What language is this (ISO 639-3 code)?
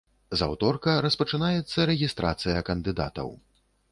bel